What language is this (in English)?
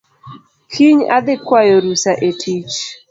Luo (Kenya and Tanzania)